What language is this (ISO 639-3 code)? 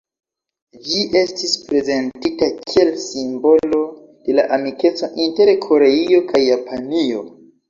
epo